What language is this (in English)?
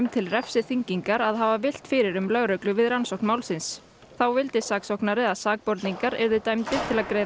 Icelandic